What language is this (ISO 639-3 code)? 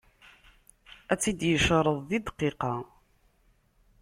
kab